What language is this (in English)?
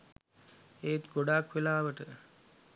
Sinhala